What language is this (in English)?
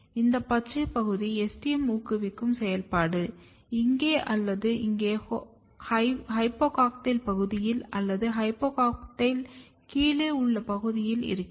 Tamil